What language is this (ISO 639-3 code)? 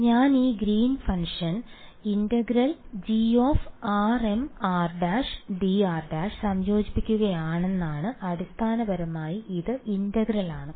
mal